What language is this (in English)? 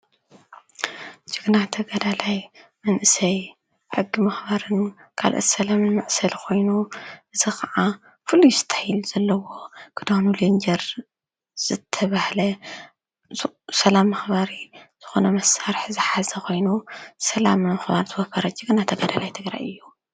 Tigrinya